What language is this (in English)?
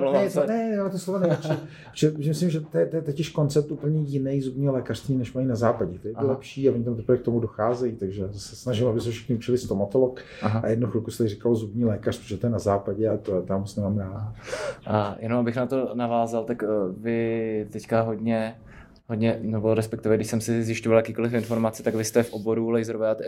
Czech